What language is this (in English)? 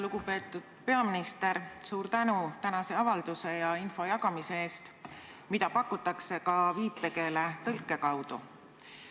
Estonian